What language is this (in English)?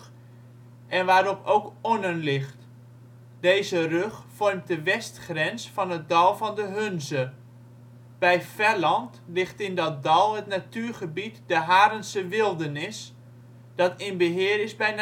Dutch